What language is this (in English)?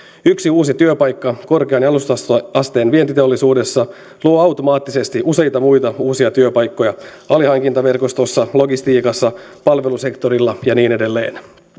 Finnish